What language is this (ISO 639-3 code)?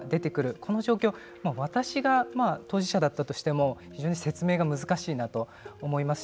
jpn